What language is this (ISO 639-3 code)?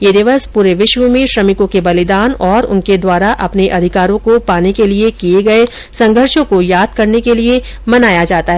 hin